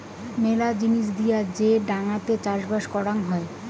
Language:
Bangla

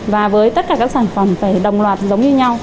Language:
Vietnamese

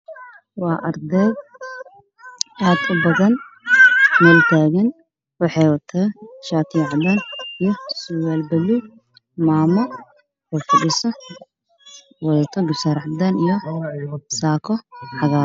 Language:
Somali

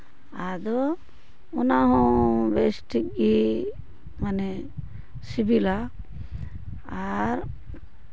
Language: Santali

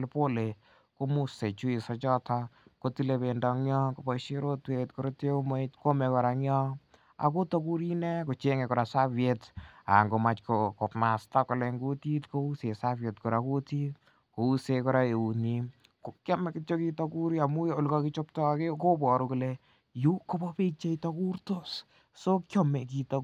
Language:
Kalenjin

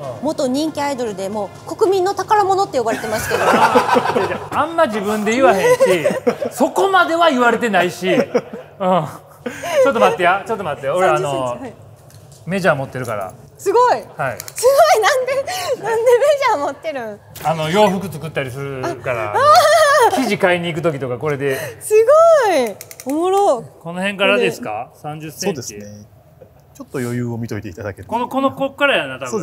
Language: Japanese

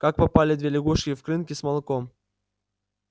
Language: Russian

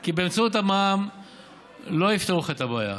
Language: Hebrew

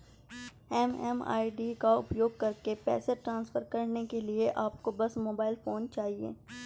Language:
Hindi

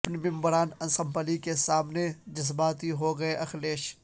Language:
Urdu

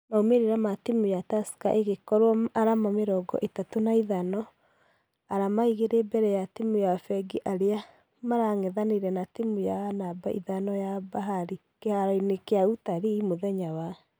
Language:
Kikuyu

